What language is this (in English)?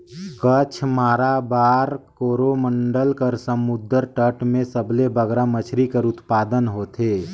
Chhattisgarhi